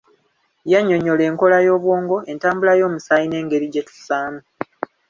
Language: Ganda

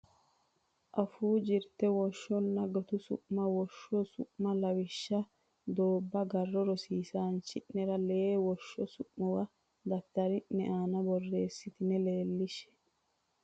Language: Sidamo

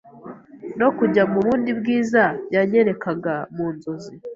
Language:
Kinyarwanda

